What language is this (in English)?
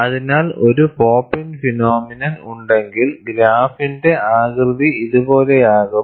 Malayalam